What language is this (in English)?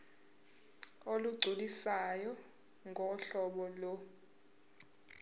Zulu